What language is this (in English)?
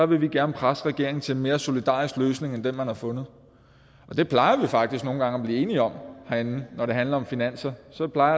Danish